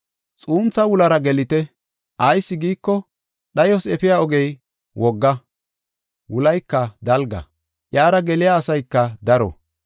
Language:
Gofa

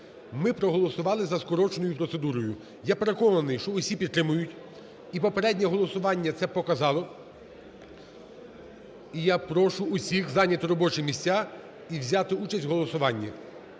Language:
Ukrainian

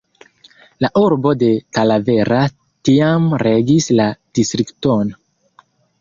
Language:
Esperanto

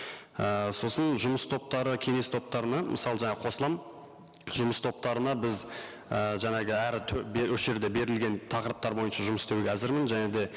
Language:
Kazakh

